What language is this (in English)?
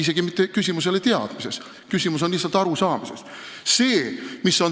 Estonian